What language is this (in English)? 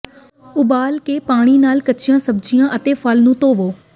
Punjabi